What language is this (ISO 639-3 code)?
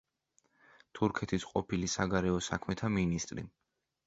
kat